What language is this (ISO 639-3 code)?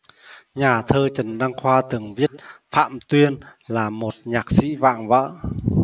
vie